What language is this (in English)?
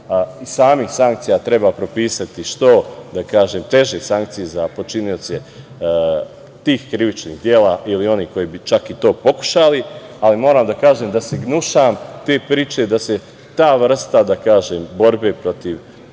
Serbian